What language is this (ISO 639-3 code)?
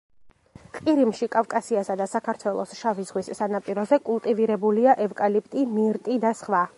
kat